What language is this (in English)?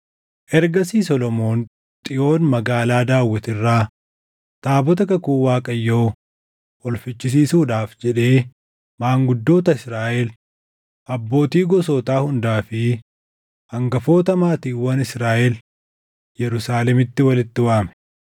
Oromo